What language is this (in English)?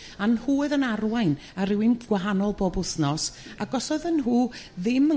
Welsh